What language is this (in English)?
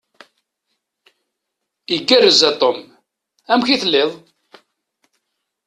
Kabyle